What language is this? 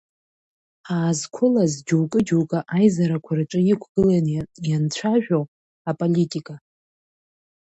Abkhazian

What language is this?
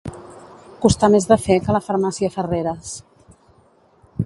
Catalan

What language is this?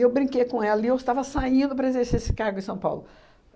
Portuguese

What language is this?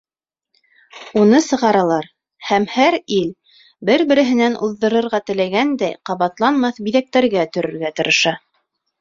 Bashkir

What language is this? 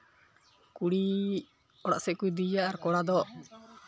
Santali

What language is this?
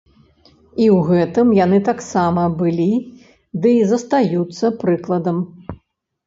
Belarusian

